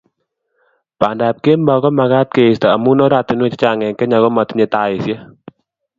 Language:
Kalenjin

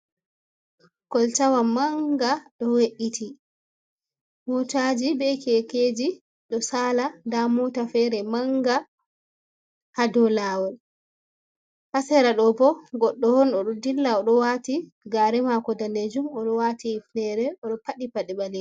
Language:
Fula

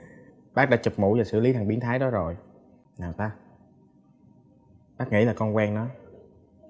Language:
Vietnamese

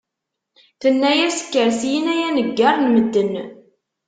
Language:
Kabyle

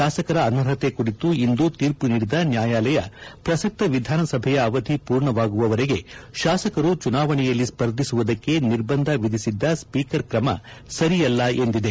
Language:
Kannada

